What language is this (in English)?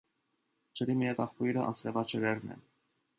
Armenian